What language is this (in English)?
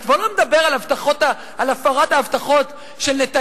Hebrew